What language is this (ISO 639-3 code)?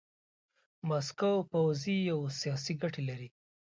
pus